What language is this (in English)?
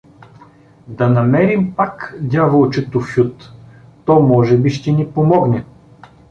Bulgarian